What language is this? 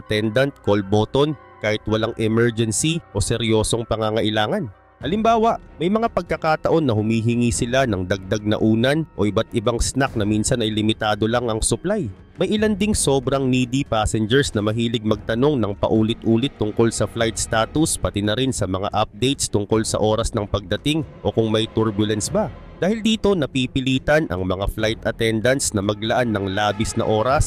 Filipino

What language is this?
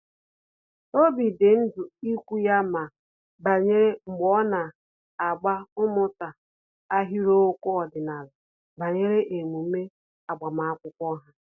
Igbo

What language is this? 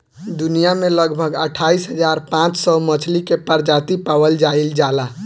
Bhojpuri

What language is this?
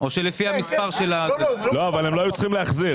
Hebrew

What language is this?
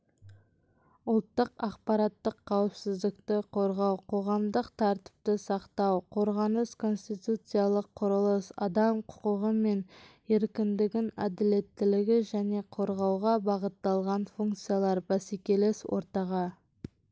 Kazakh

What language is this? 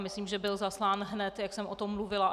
Czech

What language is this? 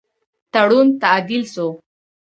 Pashto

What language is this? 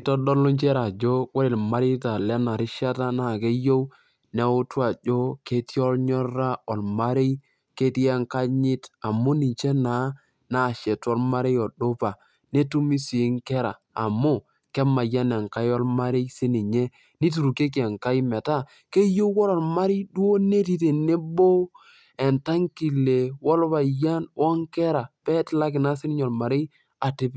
Masai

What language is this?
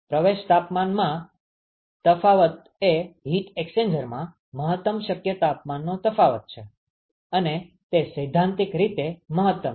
Gujarati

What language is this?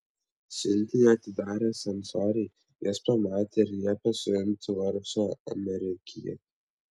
Lithuanian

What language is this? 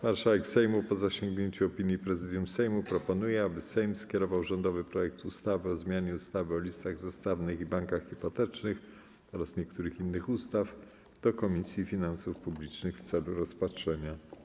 Polish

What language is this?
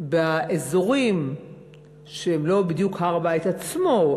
Hebrew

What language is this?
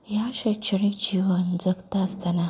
Konkani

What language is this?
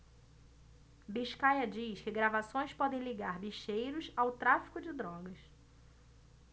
Portuguese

